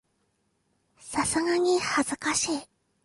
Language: Japanese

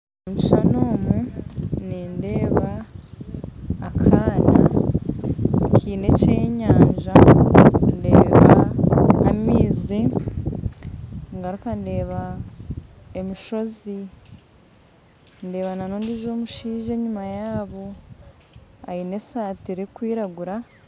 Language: Nyankole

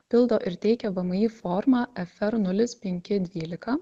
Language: Lithuanian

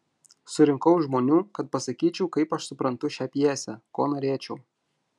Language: Lithuanian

